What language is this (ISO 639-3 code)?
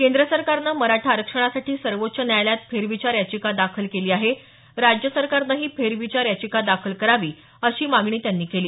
mar